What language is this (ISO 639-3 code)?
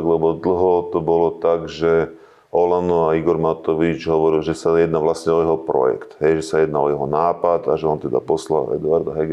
slk